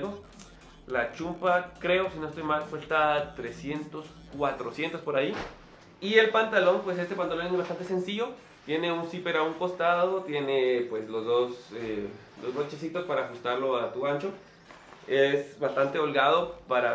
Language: Spanish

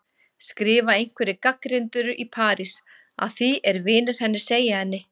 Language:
Icelandic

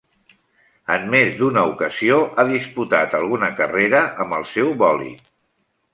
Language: Catalan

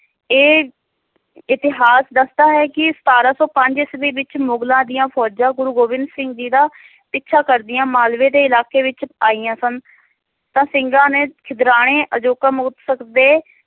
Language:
Punjabi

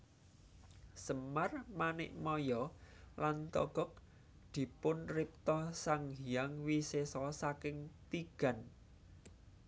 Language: Javanese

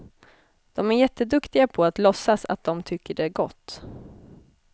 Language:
Swedish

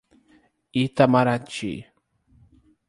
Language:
Portuguese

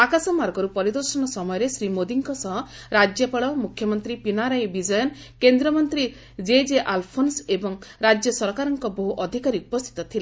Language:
Odia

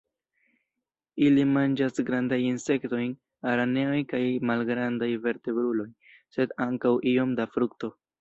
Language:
Esperanto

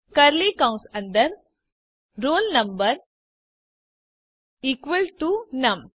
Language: Gujarati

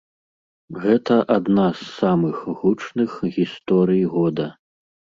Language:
Belarusian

